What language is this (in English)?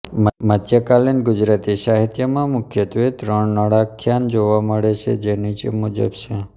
Gujarati